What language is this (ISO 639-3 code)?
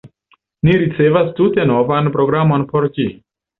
epo